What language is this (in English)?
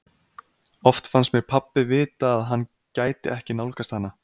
Icelandic